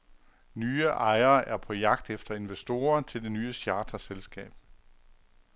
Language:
Danish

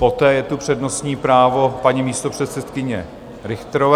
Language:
Czech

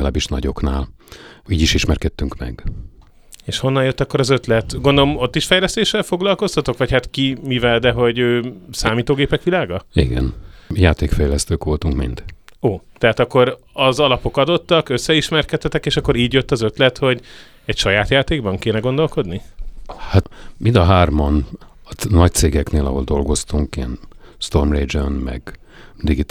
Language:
Hungarian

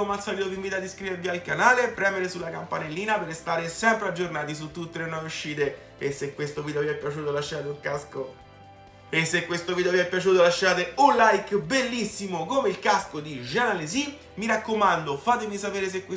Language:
Italian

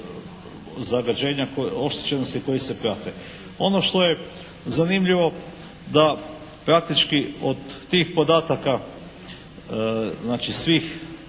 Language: Croatian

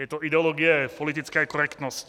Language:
Czech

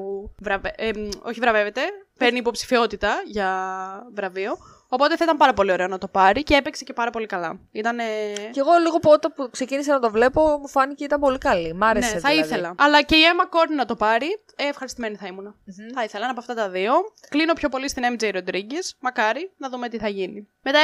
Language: Greek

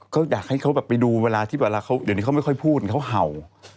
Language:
Thai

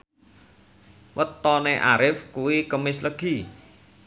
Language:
Javanese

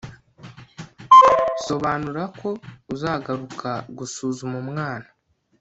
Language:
Kinyarwanda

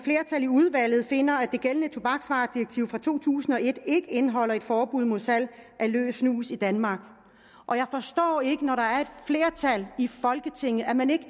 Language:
Danish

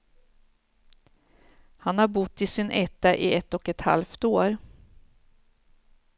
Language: Swedish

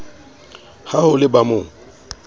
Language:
Southern Sotho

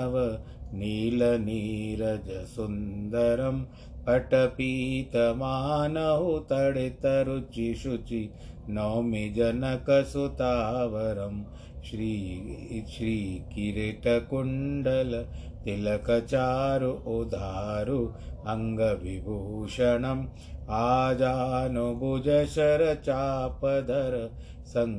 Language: Hindi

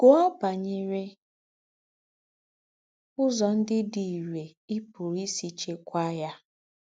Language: Igbo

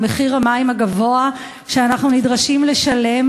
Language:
Hebrew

